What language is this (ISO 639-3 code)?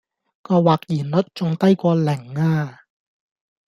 yue